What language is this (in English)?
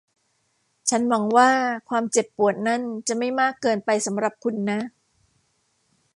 Thai